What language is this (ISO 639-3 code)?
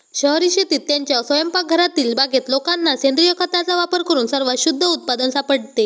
mar